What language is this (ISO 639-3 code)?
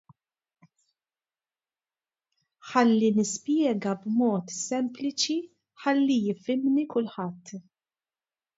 mlt